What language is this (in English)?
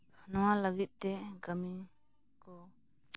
Santali